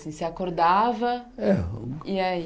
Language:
Portuguese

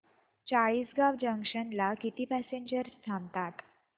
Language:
Marathi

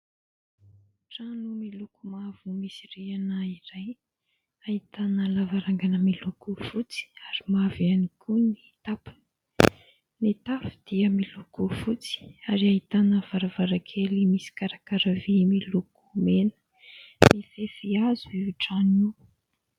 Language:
Malagasy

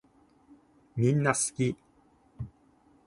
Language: Japanese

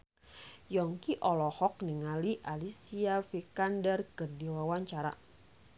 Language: Sundanese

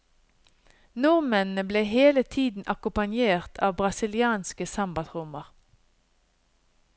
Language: Norwegian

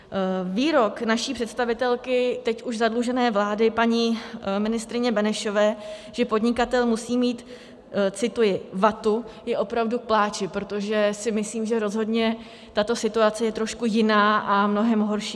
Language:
Czech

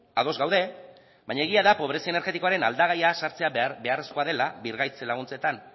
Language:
Basque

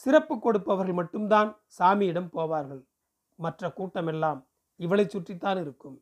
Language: Tamil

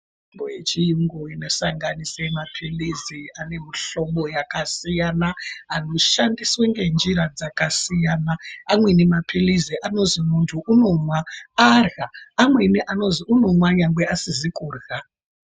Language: Ndau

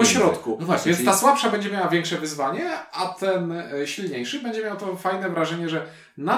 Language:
Polish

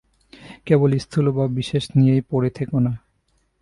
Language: Bangla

